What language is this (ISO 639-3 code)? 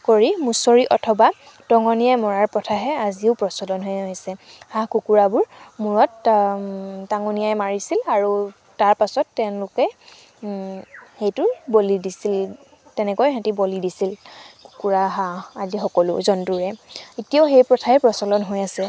asm